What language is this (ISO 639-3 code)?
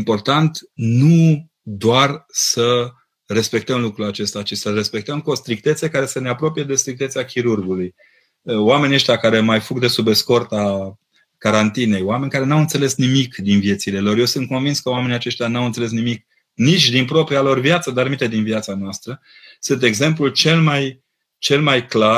ron